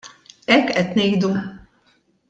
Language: Maltese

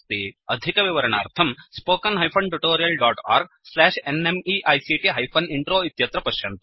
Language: Sanskrit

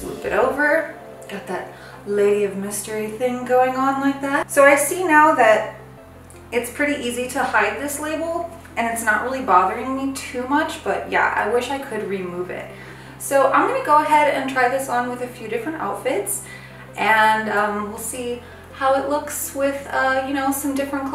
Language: English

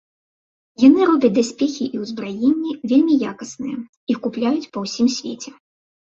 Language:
Belarusian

